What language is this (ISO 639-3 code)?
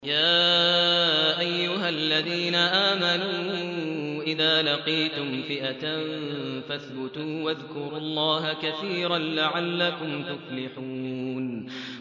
ara